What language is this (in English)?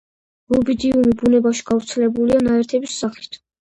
Georgian